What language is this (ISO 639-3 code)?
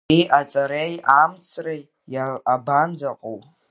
abk